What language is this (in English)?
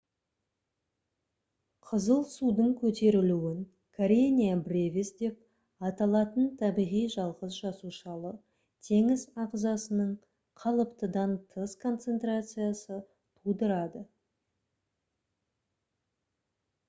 Kazakh